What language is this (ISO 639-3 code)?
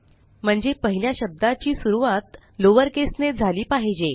mar